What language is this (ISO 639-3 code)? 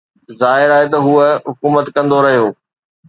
snd